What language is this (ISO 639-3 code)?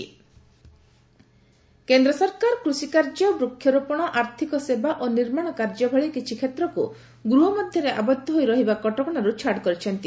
ori